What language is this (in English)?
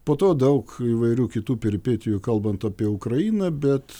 Lithuanian